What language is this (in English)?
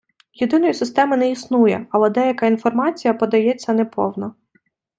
Ukrainian